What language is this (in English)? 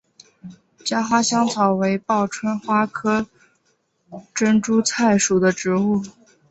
Chinese